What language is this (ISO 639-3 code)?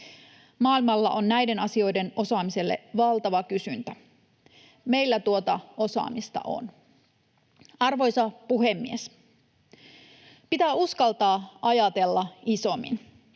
fin